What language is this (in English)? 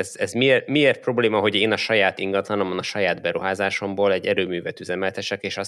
Hungarian